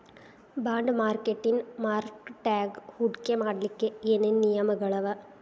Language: Kannada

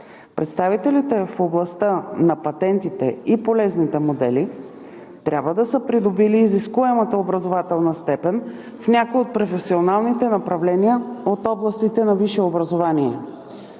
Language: Bulgarian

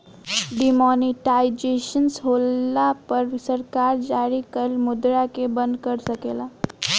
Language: Bhojpuri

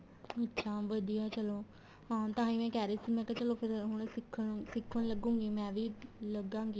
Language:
Punjabi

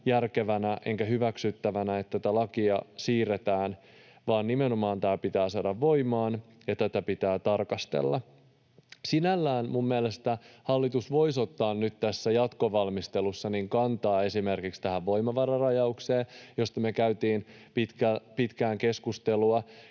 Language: Finnish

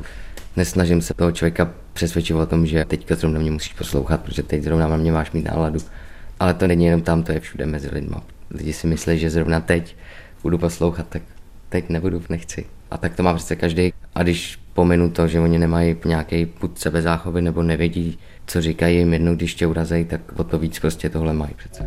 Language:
Czech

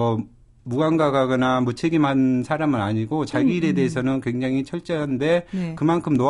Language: Korean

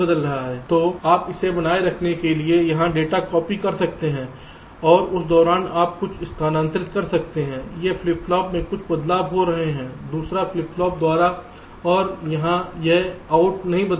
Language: Hindi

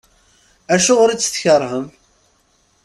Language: Kabyle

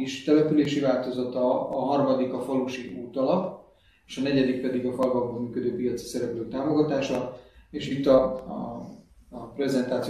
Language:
Hungarian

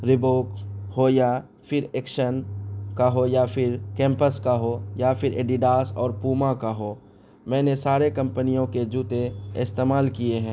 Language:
Urdu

